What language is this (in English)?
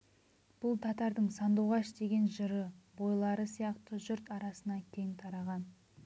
Kazakh